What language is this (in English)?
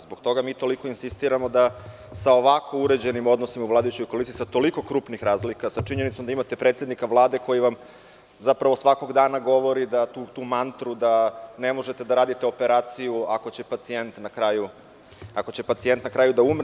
Serbian